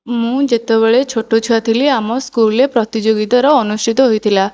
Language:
Odia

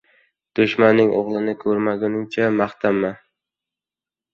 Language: Uzbek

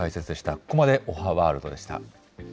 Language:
Japanese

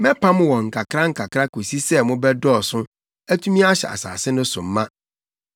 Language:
Akan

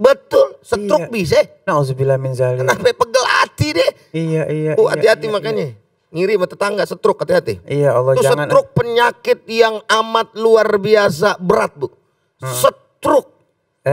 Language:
Indonesian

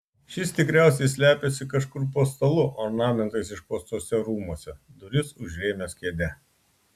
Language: Lithuanian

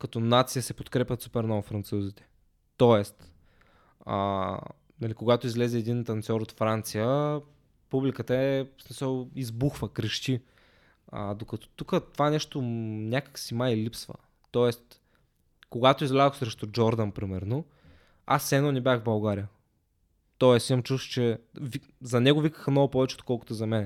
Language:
Bulgarian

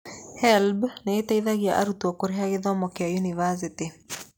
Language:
Kikuyu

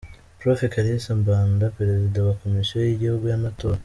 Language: Kinyarwanda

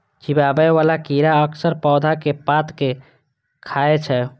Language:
Maithili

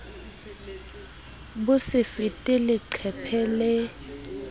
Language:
Southern Sotho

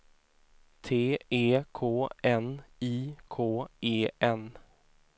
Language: Swedish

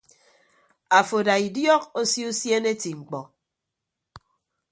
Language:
Ibibio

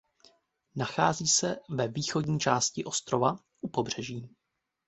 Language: Czech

